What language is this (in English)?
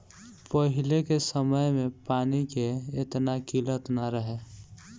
Bhojpuri